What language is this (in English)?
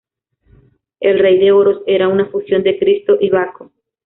Spanish